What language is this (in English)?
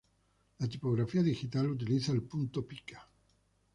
Spanish